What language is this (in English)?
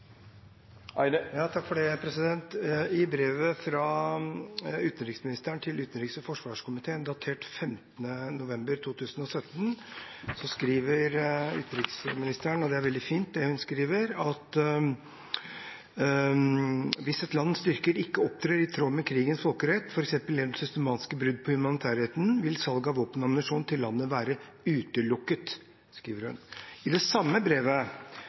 Norwegian